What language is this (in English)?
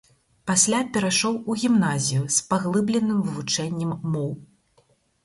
Belarusian